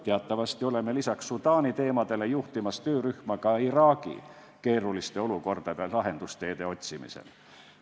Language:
Estonian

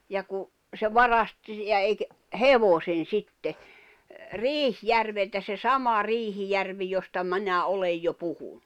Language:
Finnish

